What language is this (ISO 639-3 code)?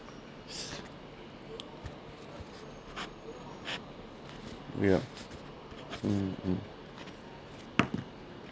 eng